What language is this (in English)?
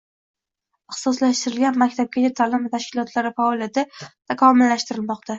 Uzbek